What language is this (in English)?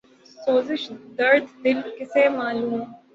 Urdu